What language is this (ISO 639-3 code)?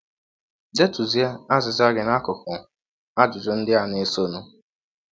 ibo